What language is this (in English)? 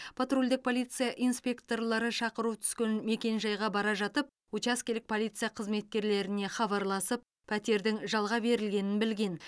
Kazakh